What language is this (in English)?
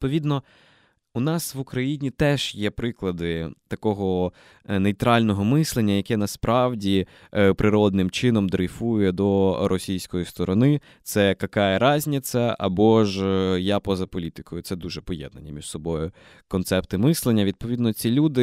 Ukrainian